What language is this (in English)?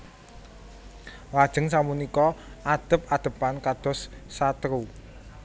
Javanese